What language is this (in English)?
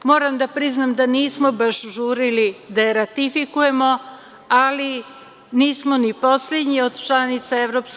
Serbian